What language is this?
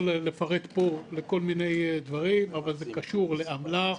Hebrew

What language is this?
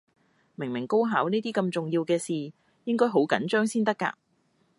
Cantonese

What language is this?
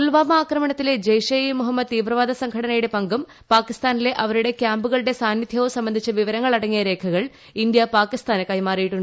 Malayalam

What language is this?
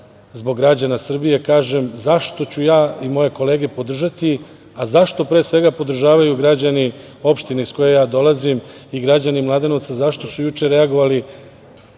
Serbian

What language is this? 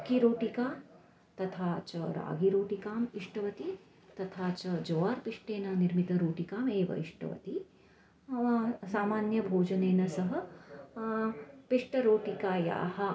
Sanskrit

